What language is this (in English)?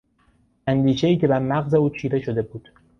Persian